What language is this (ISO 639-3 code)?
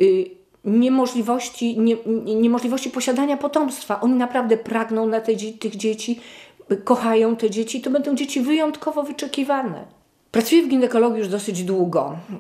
pol